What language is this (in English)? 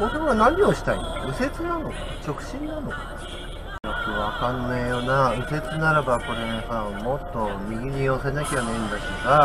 Japanese